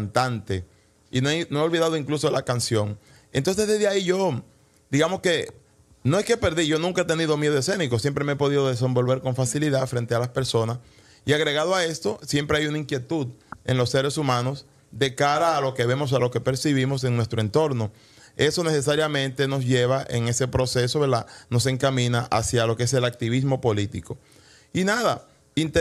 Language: Spanish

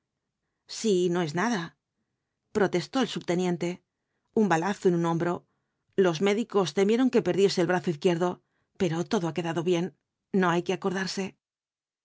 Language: Spanish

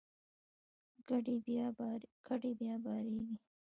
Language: Pashto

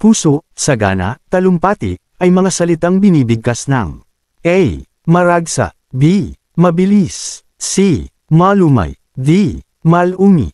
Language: Filipino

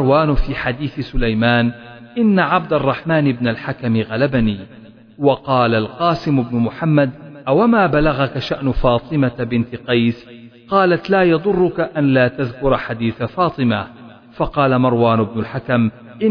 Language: Arabic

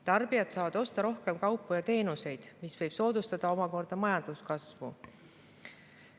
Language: Estonian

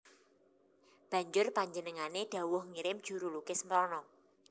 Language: Javanese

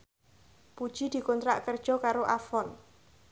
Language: Javanese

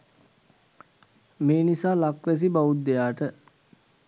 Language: Sinhala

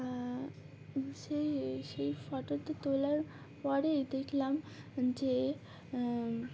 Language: Bangla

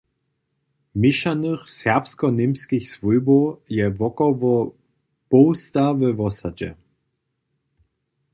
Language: Upper Sorbian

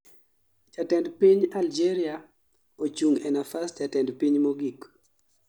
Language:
Luo (Kenya and Tanzania)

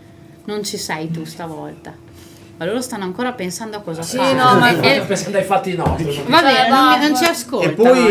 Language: Italian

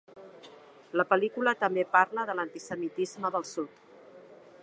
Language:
Catalan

